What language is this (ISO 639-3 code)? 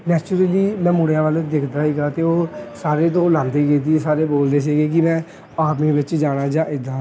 pan